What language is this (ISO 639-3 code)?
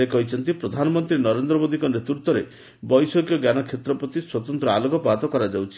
ori